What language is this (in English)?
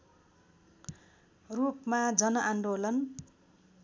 Nepali